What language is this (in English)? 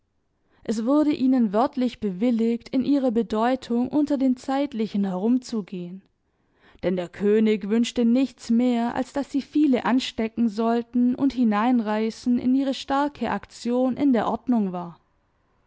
German